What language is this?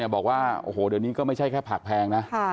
Thai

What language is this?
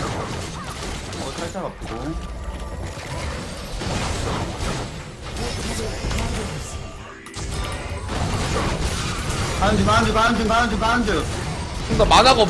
Korean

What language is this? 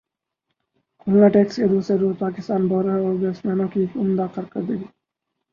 Urdu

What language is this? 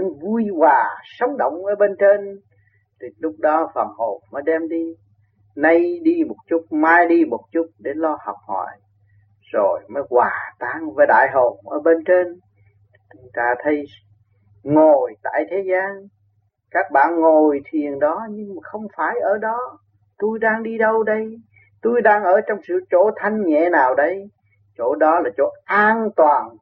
Vietnamese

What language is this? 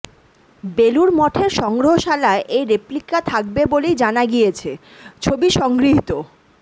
Bangla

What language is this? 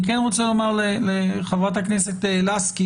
Hebrew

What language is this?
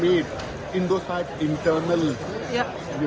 Indonesian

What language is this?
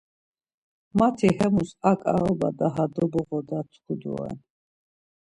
Laz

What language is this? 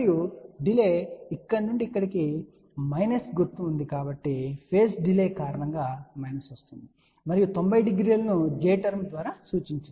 Telugu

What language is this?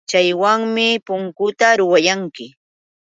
Yauyos Quechua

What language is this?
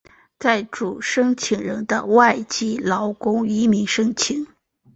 Chinese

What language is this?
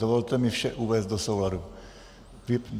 Czech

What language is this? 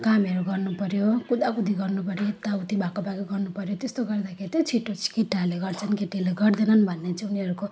Nepali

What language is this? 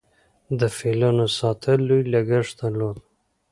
Pashto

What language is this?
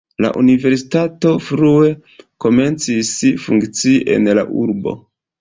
Esperanto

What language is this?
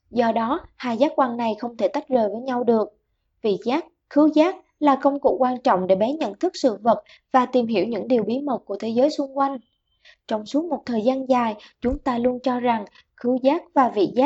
Vietnamese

